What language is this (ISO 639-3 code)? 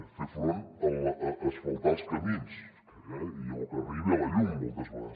cat